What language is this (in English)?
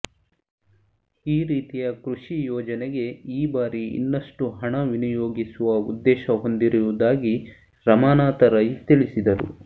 Kannada